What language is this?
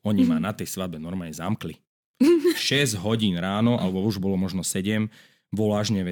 Slovak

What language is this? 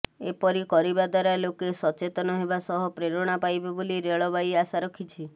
Odia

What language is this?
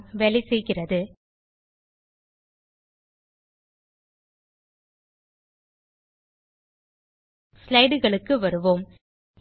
Tamil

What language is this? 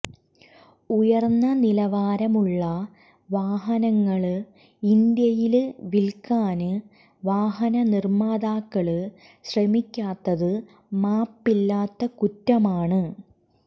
Malayalam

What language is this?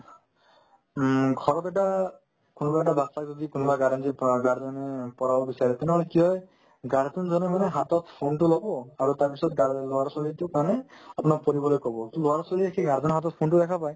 Assamese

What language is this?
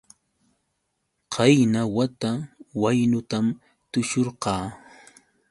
Yauyos Quechua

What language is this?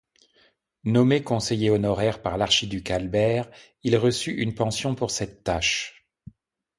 French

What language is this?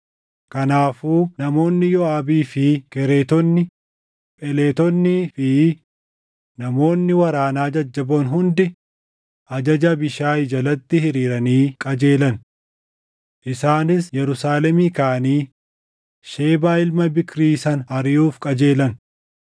Oromo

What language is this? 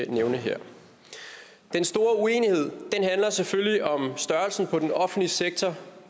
Danish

